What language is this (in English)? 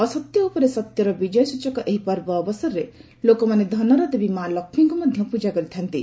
Odia